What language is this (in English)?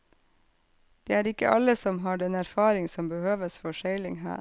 Norwegian